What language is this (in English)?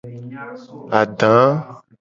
Gen